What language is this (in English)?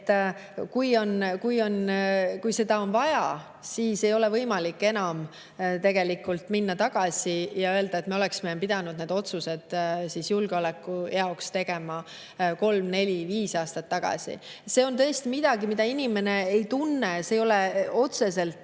Estonian